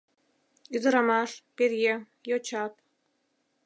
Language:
Mari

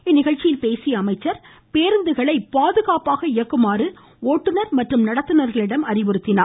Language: Tamil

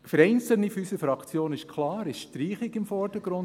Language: Swiss German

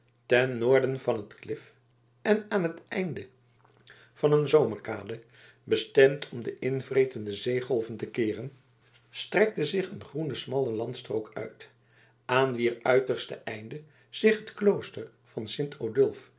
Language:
Dutch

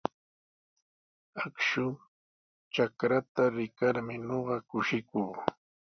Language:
Sihuas Ancash Quechua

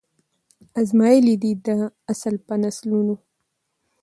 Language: Pashto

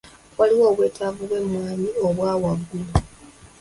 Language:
Ganda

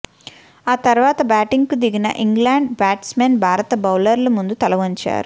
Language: Telugu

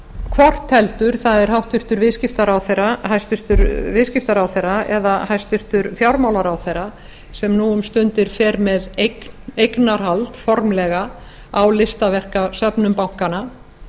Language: Icelandic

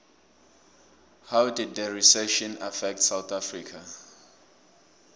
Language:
South Ndebele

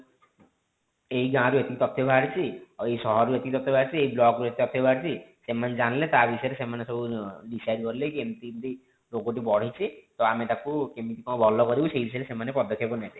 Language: Odia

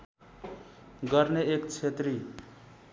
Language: Nepali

